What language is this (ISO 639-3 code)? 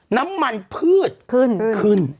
tha